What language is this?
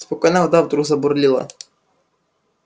Russian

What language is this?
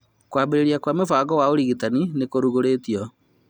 Kikuyu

